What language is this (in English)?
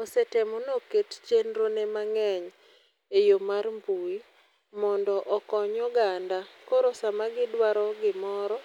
Luo (Kenya and Tanzania)